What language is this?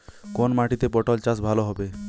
Bangla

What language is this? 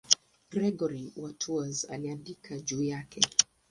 Swahili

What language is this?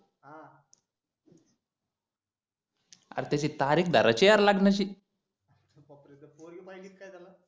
Marathi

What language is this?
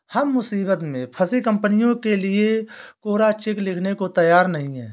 Hindi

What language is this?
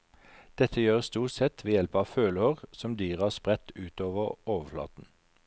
Norwegian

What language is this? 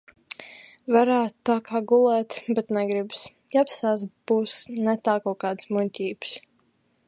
Latvian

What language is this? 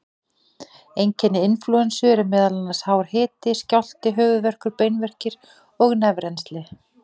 Icelandic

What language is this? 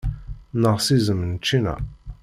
Kabyle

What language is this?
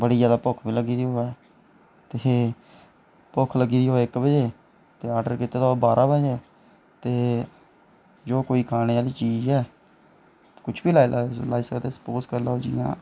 Dogri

